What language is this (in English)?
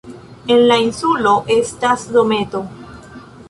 Esperanto